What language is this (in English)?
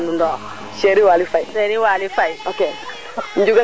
Serer